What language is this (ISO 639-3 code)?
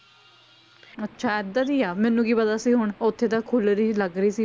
pan